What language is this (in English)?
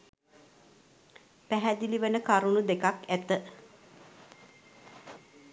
Sinhala